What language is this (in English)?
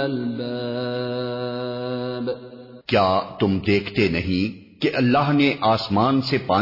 Urdu